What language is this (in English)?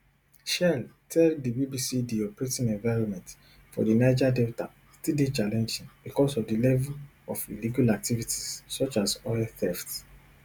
Nigerian Pidgin